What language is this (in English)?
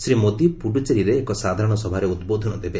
Odia